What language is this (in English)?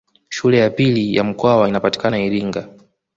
Swahili